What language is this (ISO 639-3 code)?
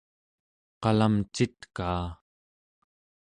esu